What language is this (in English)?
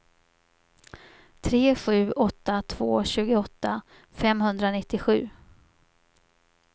Swedish